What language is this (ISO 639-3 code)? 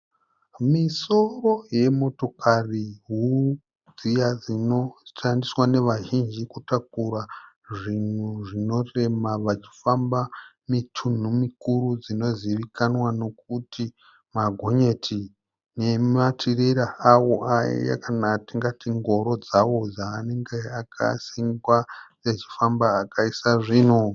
sna